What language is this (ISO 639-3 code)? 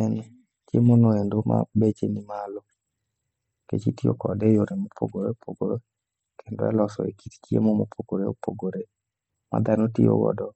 luo